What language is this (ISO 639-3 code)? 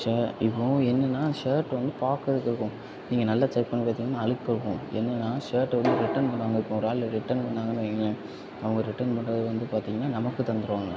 tam